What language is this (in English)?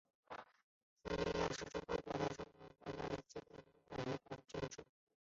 Chinese